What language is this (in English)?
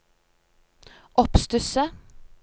Norwegian